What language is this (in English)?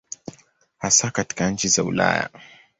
Swahili